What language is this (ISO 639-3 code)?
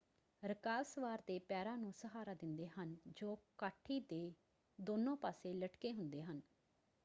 pan